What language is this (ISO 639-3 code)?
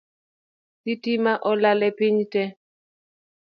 luo